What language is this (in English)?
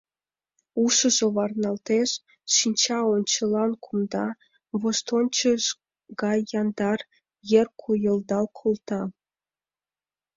Mari